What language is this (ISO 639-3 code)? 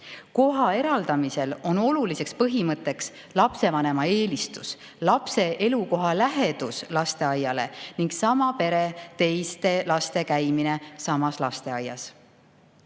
est